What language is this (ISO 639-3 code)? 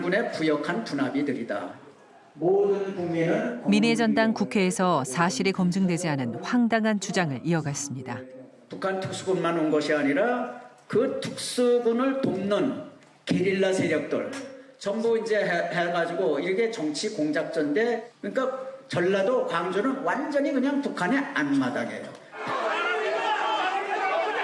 kor